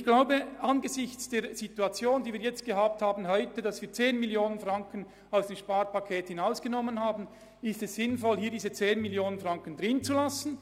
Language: Swiss German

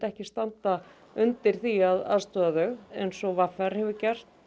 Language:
Icelandic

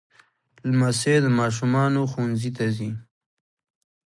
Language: Pashto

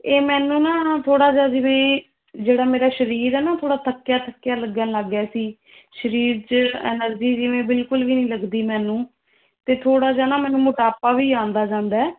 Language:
Punjabi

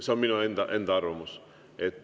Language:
Estonian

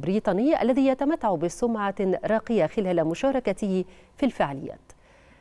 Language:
Arabic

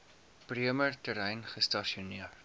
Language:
Afrikaans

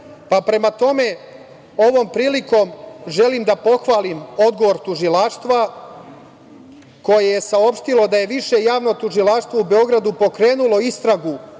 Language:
Serbian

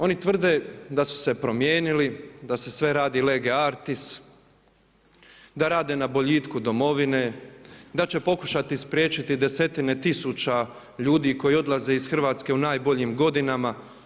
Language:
Croatian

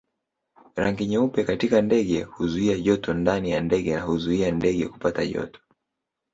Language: Swahili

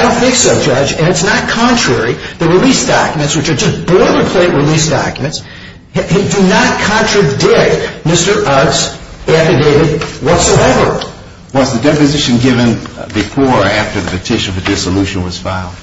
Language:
English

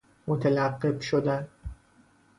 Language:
Persian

